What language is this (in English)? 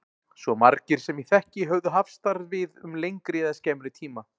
Icelandic